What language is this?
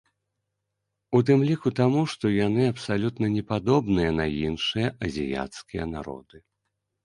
Belarusian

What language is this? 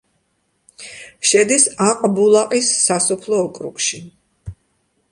Georgian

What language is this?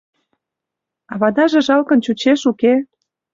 Mari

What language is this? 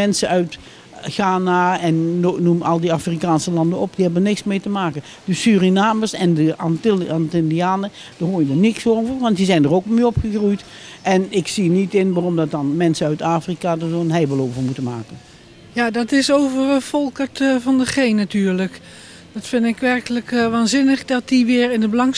Dutch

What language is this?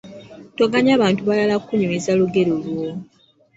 Ganda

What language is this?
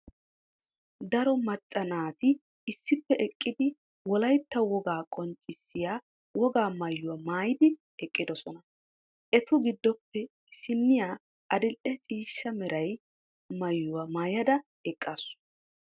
Wolaytta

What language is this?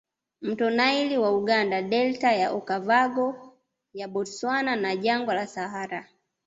Swahili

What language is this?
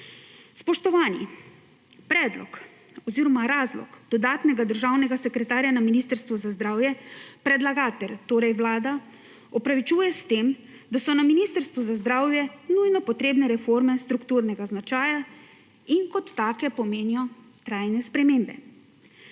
Slovenian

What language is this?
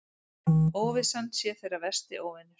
Icelandic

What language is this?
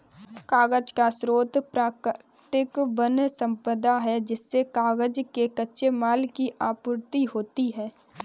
Hindi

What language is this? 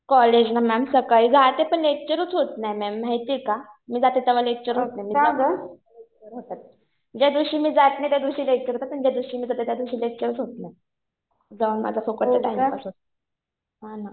Marathi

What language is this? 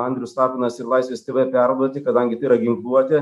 Lithuanian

